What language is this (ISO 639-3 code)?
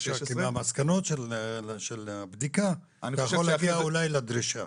heb